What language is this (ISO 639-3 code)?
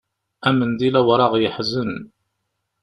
kab